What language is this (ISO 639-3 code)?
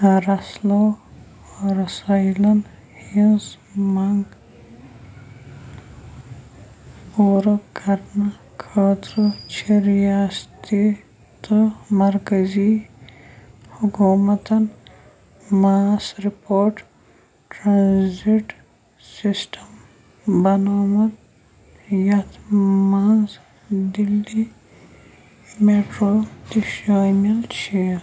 kas